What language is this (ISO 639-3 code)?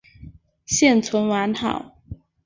zho